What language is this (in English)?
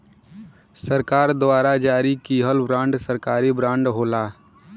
Bhojpuri